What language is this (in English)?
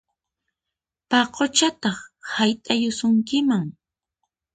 Puno Quechua